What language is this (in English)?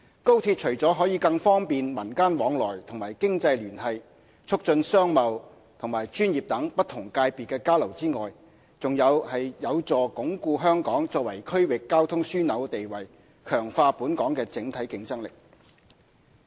Cantonese